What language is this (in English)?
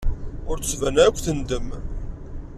Kabyle